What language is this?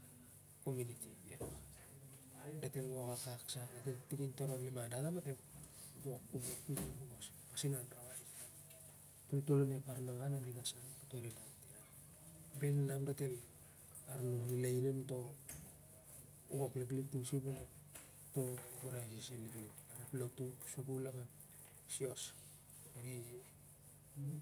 Siar-Lak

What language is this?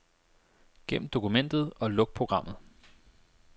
Danish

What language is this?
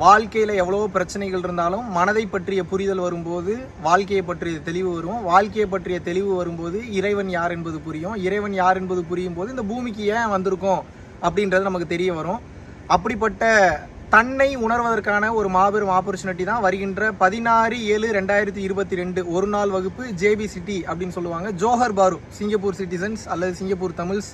Tamil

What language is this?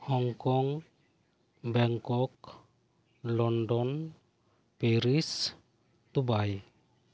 Santali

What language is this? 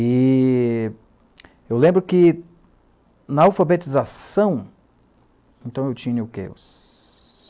Portuguese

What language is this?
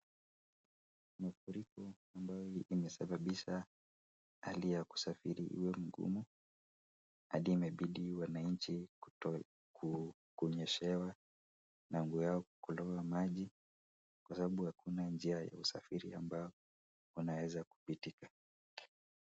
Swahili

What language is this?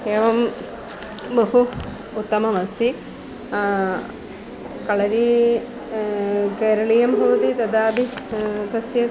Sanskrit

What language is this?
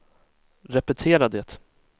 Swedish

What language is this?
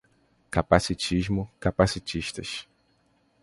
Portuguese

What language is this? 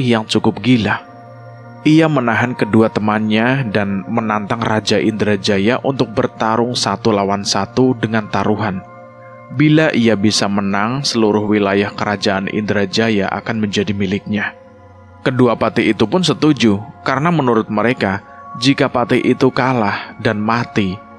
Indonesian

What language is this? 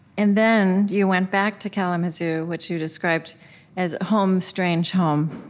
English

